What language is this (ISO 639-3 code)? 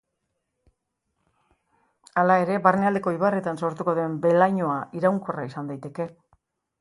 eus